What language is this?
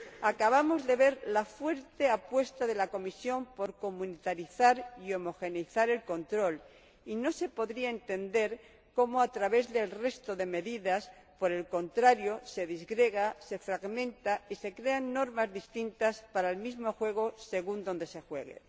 Spanish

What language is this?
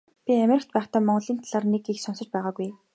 Mongolian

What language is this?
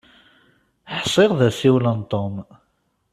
Kabyle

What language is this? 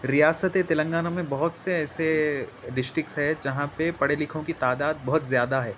Urdu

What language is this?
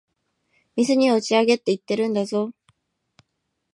Japanese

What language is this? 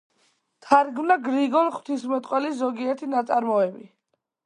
Georgian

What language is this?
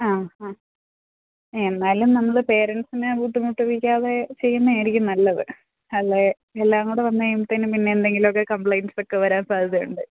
Malayalam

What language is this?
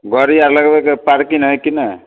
Maithili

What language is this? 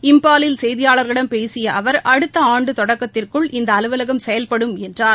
Tamil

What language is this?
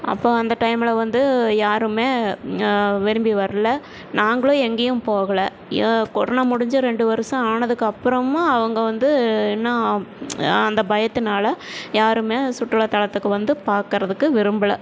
Tamil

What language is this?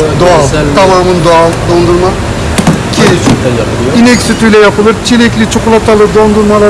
Turkish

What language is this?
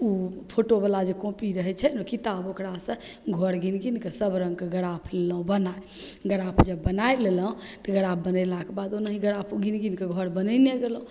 Maithili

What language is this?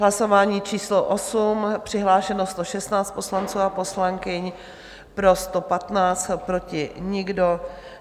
Czech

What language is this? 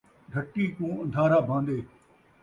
Saraiki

